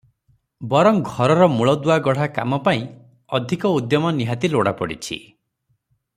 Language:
Odia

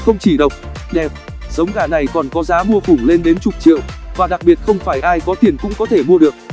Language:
Vietnamese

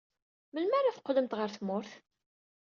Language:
Kabyle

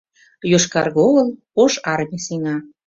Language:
Mari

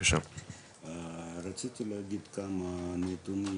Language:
Hebrew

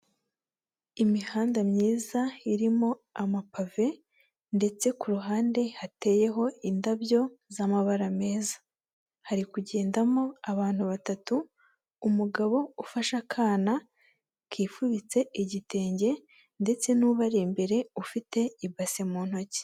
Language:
Kinyarwanda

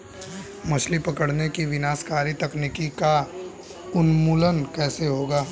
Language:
Hindi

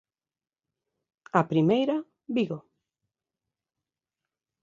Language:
Galician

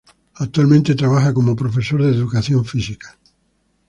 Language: Spanish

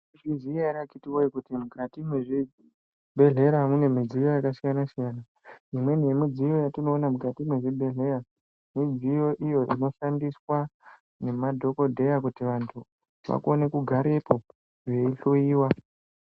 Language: Ndau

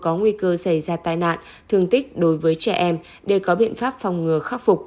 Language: Vietnamese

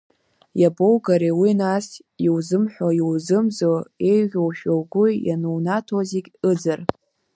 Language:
Abkhazian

